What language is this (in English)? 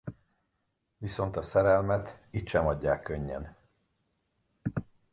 Hungarian